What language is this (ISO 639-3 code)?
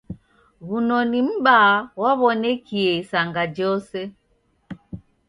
dav